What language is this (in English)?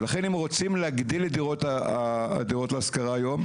Hebrew